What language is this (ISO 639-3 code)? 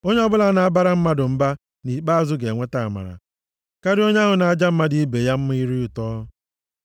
ibo